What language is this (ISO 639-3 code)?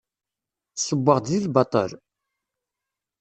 kab